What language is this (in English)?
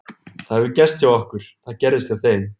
Icelandic